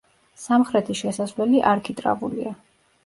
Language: Georgian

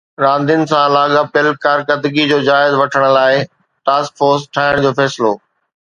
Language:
Sindhi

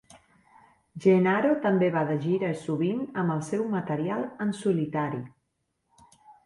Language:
Catalan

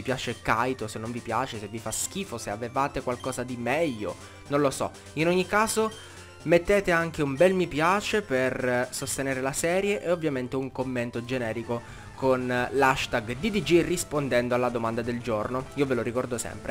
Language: Italian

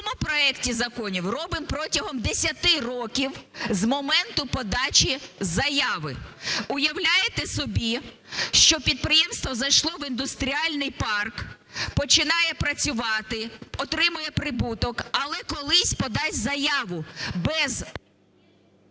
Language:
Ukrainian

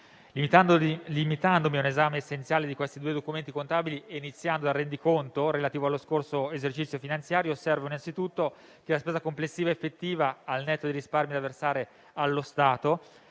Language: Italian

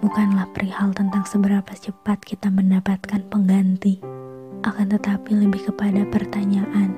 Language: Indonesian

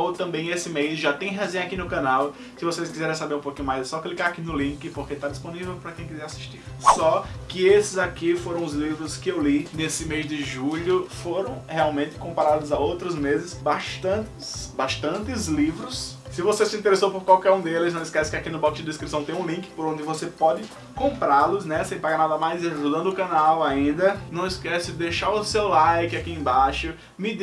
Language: Portuguese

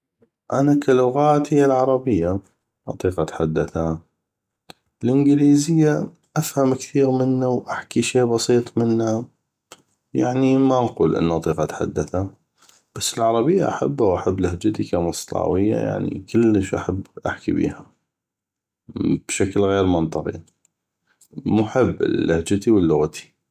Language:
North Mesopotamian Arabic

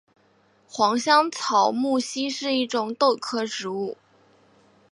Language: Chinese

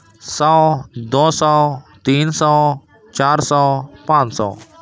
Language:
Urdu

